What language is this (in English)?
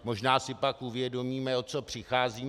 Czech